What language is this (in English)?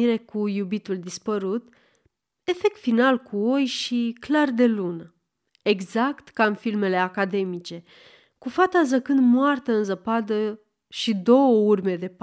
Romanian